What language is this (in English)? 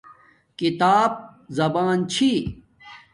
Domaaki